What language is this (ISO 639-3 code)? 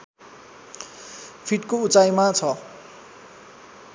nep